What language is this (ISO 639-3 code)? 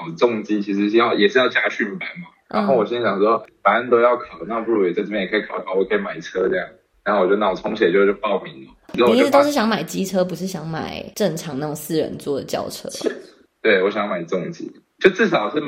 zho